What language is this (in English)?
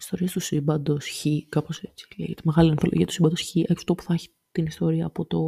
Greek